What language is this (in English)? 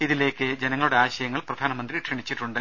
Malayalam